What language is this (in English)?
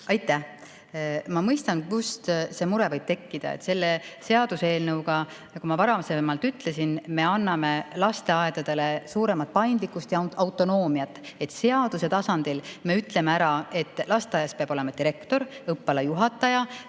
Estonian